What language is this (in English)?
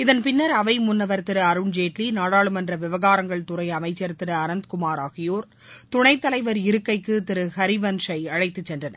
Tamil